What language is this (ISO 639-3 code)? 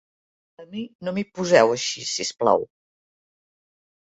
cat